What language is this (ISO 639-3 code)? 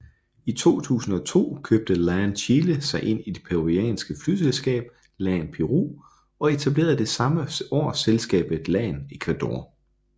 dan